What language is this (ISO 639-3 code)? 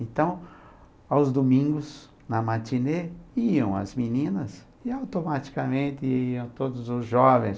por